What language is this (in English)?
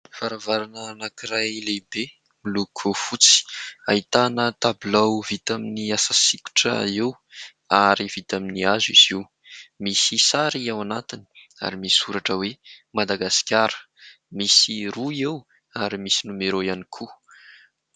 Malagasy